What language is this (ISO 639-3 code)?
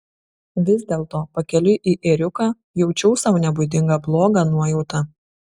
lit